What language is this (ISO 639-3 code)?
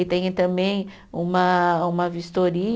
por